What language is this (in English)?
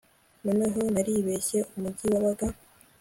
Kinyarwanda